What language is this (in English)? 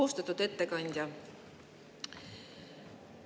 Estonian